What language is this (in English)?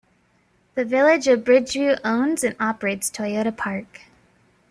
English